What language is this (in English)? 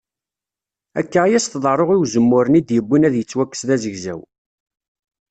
Kabyle